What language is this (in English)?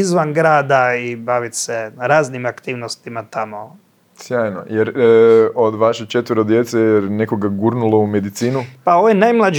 Croatian